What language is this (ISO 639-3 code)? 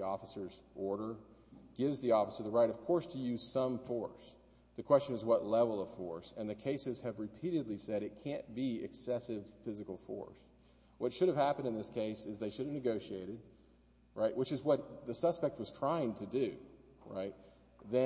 eng